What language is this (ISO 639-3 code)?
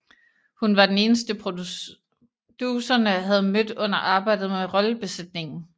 dan